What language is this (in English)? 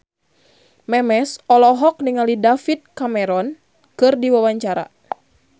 Sundanese